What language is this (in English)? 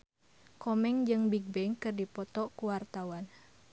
Sundanese